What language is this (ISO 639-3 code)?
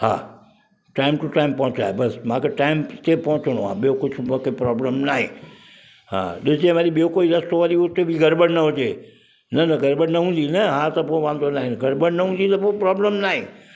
snd